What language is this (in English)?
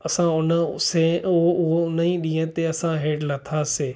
Sindhi